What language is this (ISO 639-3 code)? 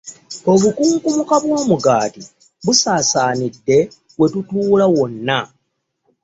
lug